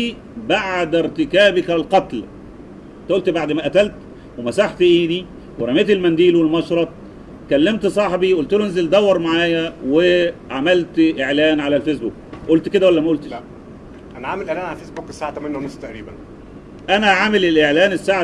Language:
Arabic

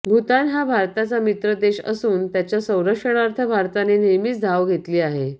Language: Marathi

